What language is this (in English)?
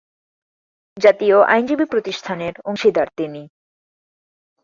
Bangla